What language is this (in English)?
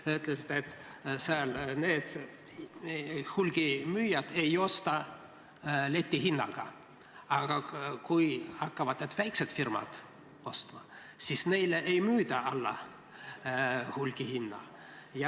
Estonian